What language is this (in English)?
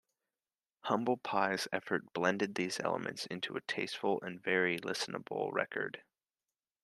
English